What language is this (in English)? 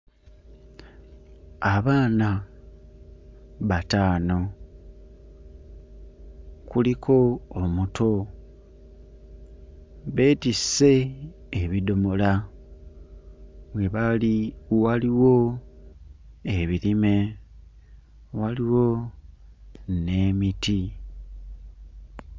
Ganda